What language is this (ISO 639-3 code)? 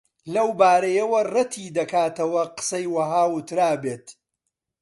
ckb